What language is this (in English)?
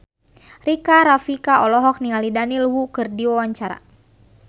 Sundanese